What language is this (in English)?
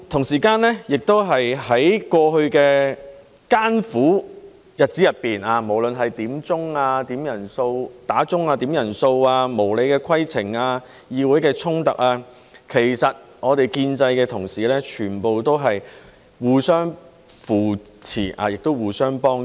Cantonese